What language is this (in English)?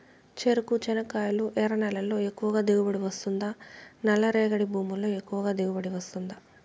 Telugu